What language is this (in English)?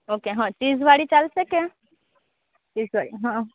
Gujarati